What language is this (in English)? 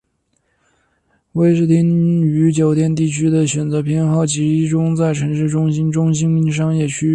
Chinese